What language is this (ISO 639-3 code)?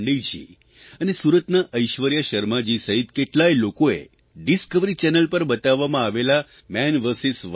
guj